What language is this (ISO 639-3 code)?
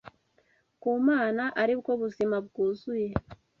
kin